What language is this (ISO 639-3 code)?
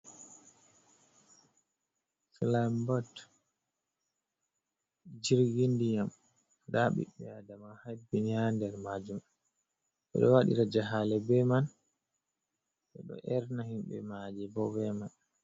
ful